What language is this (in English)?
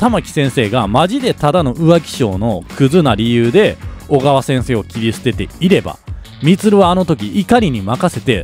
Japanese